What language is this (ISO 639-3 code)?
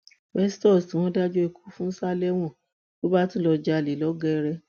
yor